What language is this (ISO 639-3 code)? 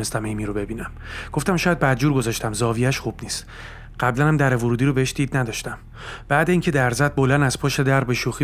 fas